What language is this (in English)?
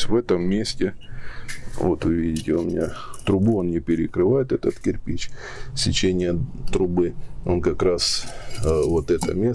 Russian